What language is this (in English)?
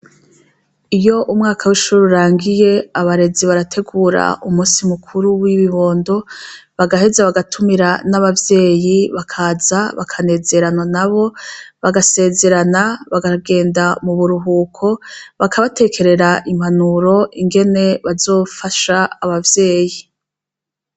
Rundi